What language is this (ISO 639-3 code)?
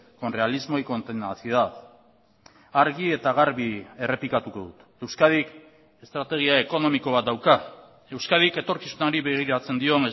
eus